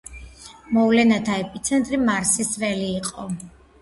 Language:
Georgian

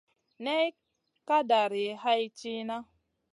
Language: Masana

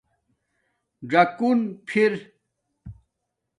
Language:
Domaaki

